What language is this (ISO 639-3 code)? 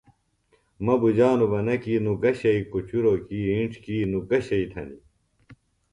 phl